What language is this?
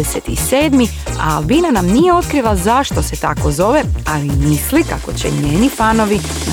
Croatian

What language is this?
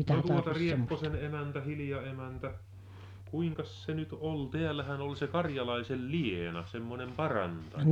Finnish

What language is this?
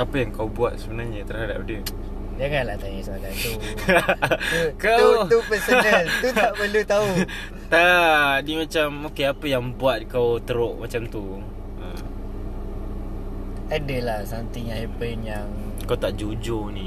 Malay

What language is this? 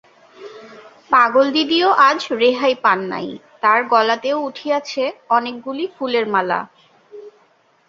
Bangla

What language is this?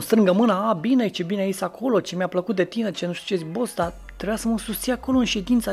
Romanian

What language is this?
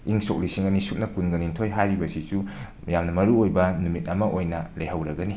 Manipuri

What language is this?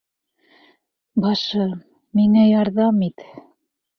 Bashkir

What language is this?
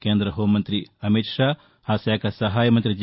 Telugu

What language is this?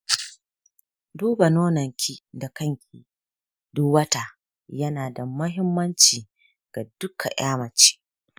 Hausa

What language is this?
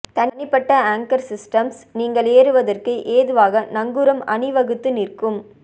Tamil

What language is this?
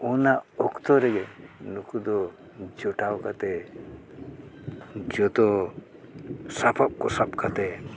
Santali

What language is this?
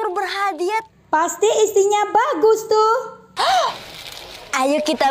Indonesian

